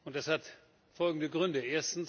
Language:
German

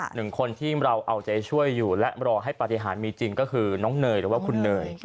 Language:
Thai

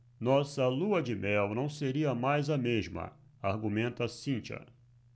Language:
Portuguese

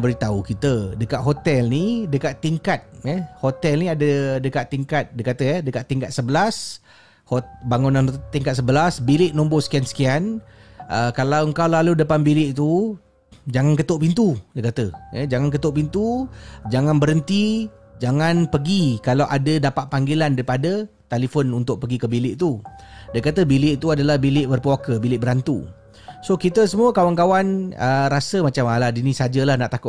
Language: Malay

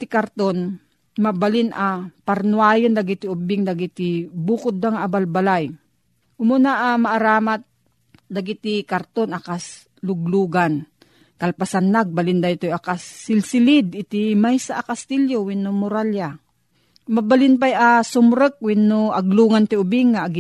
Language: Filipino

